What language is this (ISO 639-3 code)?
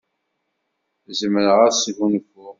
kab